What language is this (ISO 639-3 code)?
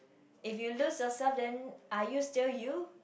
eng